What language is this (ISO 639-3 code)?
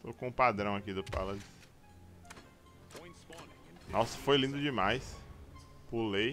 por